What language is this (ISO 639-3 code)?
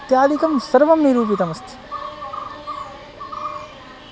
san